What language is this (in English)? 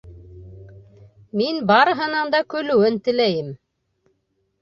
Bashkir